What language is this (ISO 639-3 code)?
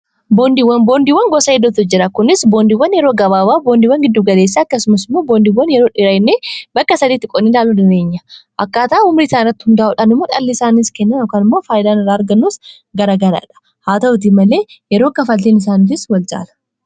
orm